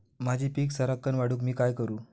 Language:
Marathi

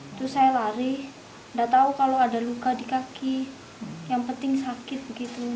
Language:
Indonesian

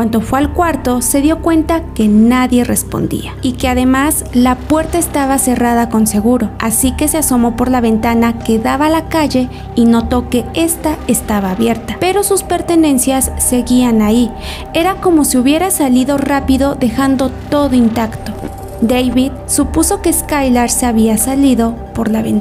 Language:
Spanish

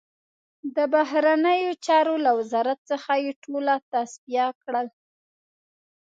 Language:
Pashto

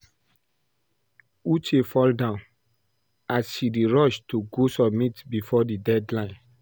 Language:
Nigerian Pidgin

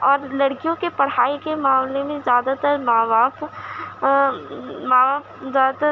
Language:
Urdu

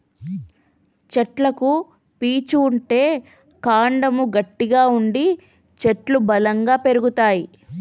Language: Telugu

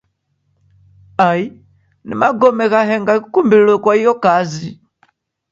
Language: Taita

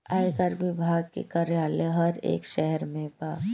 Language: Bhojpuri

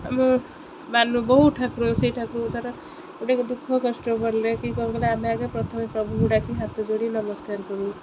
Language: Odia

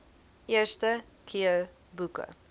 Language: Afrikaans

